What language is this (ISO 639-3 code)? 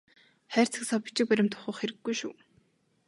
mon